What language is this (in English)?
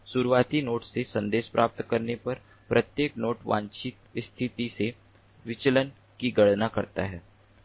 Hindi